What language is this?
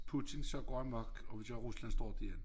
Danish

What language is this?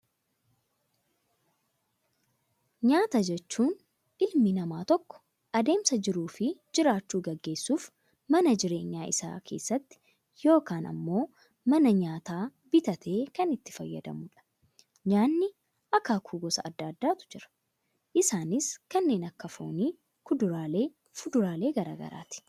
Oromo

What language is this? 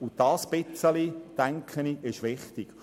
Swiss German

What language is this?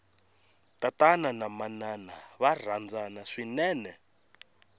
Tsonga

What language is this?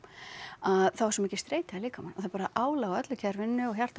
Icelandic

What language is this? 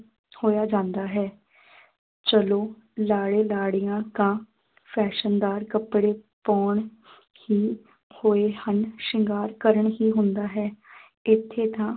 Punjabi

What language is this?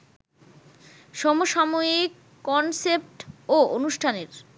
Bangla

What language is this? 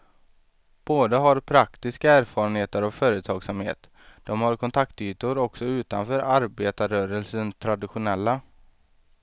Swedish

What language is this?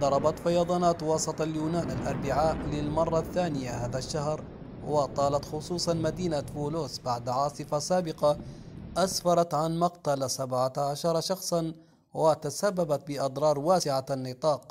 Arabic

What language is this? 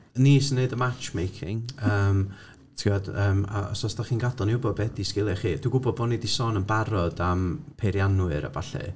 Welsh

